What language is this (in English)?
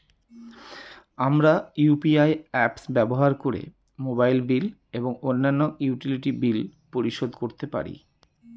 Bangla